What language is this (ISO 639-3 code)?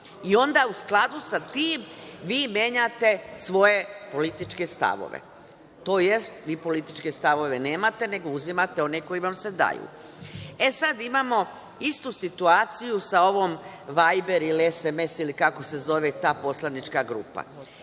srp